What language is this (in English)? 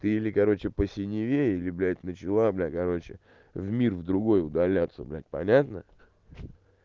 Russian